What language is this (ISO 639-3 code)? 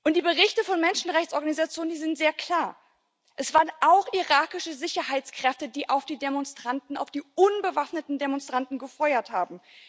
deu